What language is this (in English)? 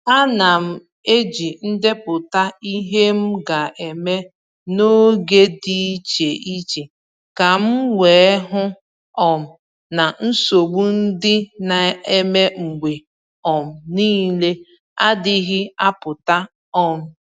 Igbo